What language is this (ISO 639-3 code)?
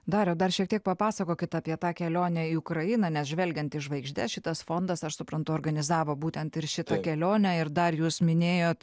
lit